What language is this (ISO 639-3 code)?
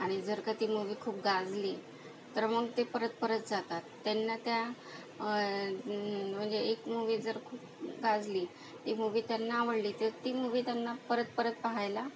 mar